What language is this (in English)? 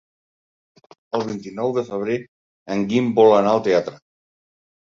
Catalan